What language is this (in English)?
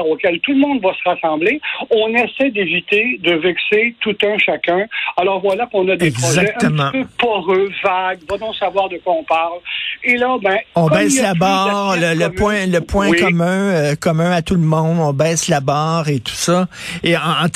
French